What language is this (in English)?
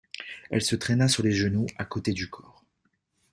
French